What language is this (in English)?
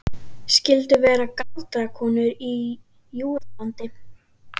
Icelandic